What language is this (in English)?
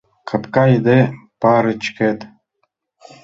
Mari